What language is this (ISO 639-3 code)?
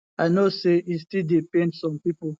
pcm